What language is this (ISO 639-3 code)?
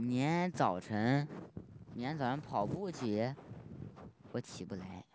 zho